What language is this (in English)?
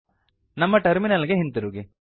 Kannada